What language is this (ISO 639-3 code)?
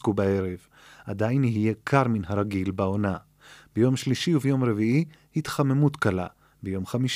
heb